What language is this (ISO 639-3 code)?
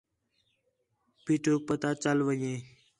xhe